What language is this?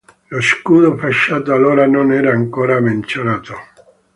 Italian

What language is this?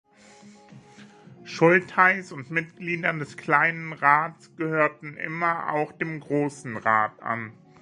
German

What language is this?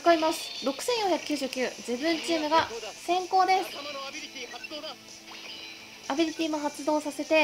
Japanese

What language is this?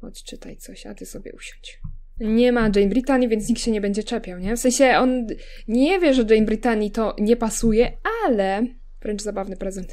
Polish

